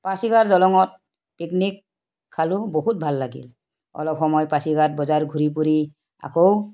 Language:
Assamese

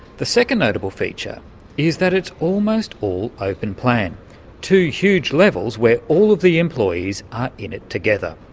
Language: English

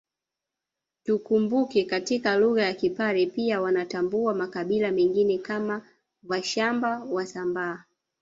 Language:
Swahili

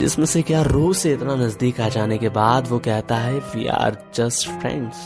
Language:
Hindi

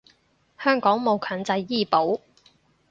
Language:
Cantonese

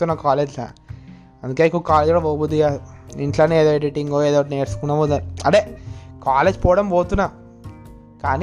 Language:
Telugu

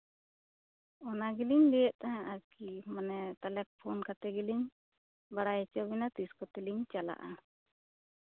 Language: Santali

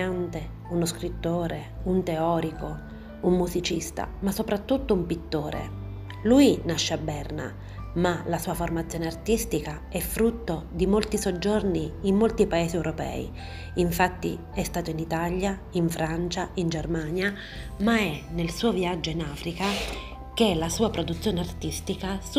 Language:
Italian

